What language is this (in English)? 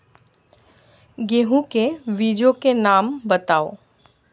Hindi